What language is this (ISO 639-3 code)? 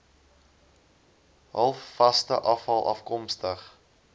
afr